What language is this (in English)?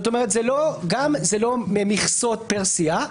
Hebrew